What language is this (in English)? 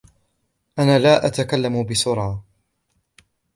Arabic